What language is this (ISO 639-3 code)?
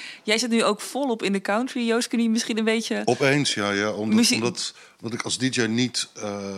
nld